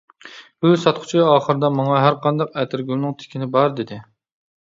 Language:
Uyghur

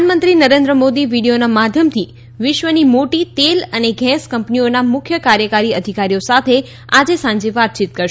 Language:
Gujarati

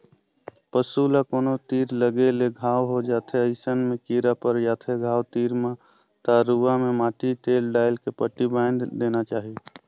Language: Chhattisgarhi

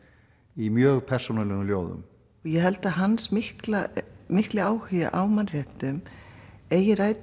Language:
Icelandic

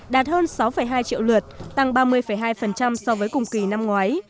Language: Vietnamese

